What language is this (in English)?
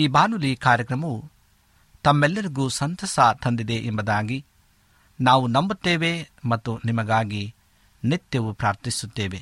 Kannada